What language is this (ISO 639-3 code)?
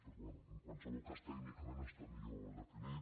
cat